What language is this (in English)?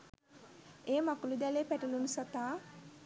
Sinhala